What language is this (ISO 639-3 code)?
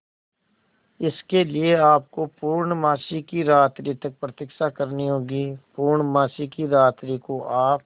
hin